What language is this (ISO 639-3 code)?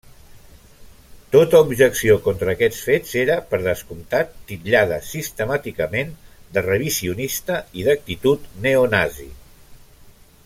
cat